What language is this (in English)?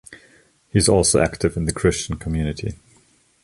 English